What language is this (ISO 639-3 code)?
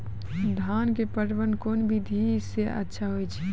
mai